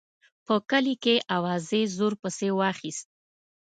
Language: Pashto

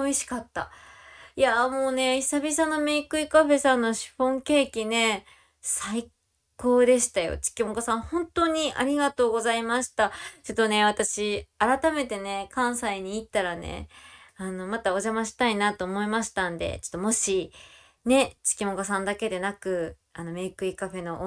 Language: Japanese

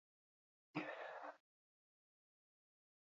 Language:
Basque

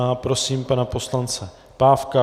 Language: Czech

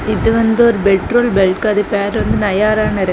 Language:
Tamil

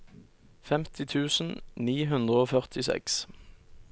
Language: Norwegian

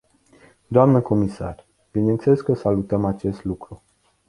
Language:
Romanian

